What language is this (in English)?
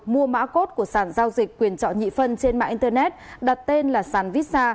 Vietnamese